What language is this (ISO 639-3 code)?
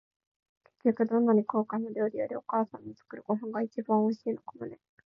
jpn